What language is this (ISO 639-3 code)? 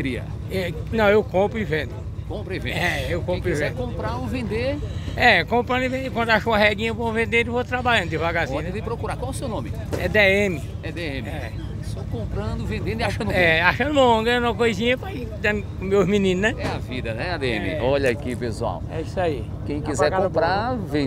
por